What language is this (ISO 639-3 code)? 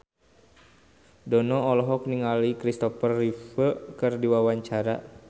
sun